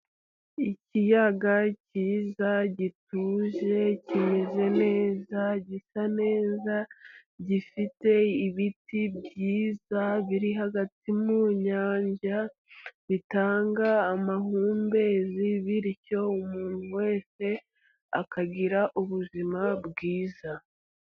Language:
Kinyarwanda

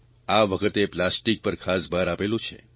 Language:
Gujarati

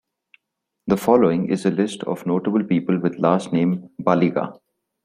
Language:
English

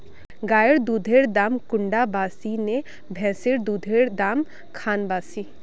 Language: Magahi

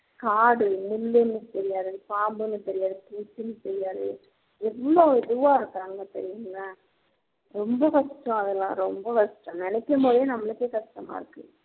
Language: Tamil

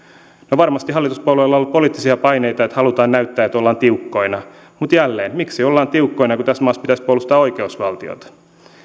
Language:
Finnish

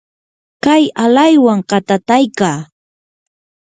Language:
Yanahuanca Pasco Quechua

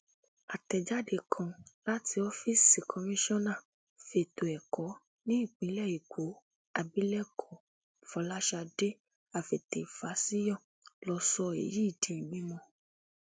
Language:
Yoruba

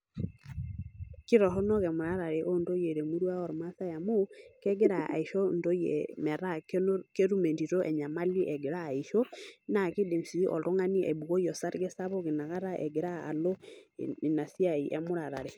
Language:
Masai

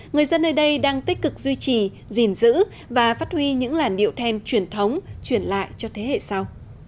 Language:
Vietnamese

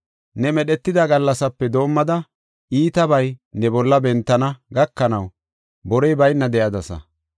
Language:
Gofa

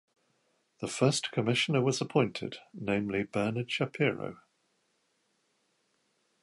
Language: English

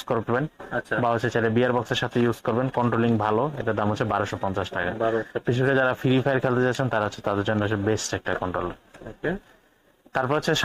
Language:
Bangla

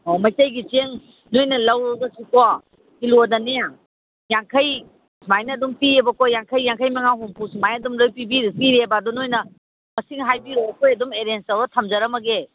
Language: Manipuri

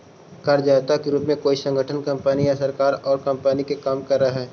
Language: Magahi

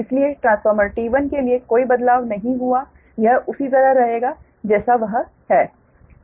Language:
Hindi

